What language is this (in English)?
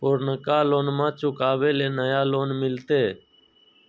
Magahi